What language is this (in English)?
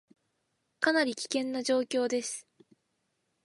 Japanese